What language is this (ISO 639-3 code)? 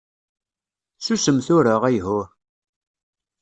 kab